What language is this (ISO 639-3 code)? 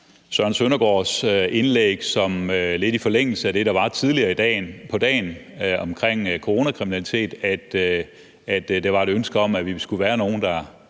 dan